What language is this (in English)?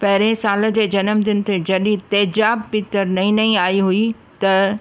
Sindhi